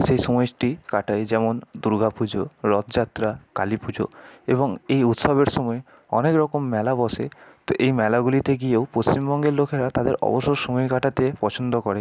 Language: Bangla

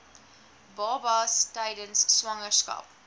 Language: Afrikaans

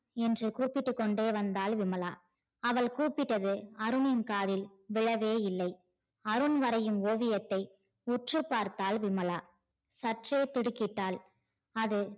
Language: Tamil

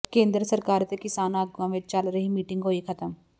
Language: Punjabi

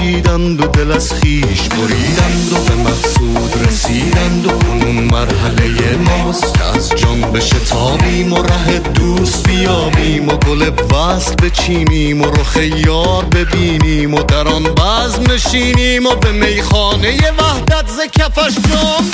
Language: Persian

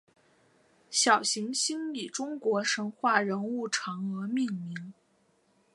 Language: Chinese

